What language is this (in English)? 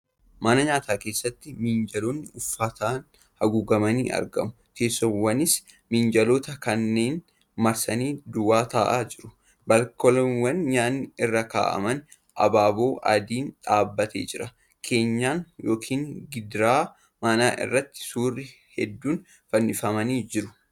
Oromo